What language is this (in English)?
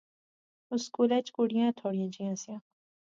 Pahari-Potwari